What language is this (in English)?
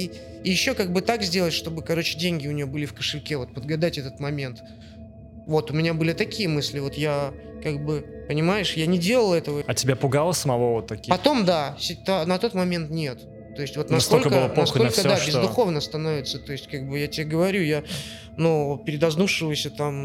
Russian